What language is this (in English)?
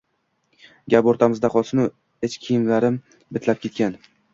Uzbek